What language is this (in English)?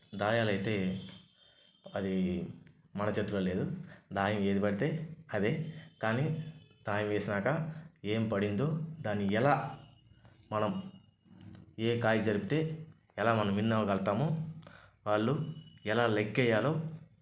Telugu